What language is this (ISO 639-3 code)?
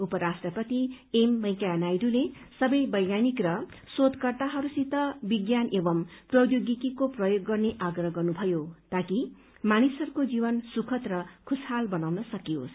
nep